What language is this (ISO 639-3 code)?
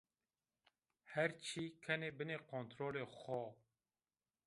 zza